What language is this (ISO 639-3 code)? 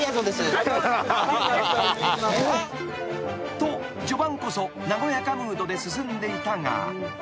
jpn